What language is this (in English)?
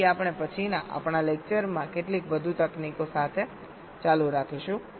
Gujarati